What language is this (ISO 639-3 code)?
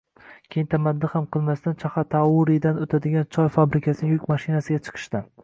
uzb